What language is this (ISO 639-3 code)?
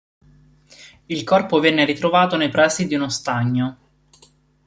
ita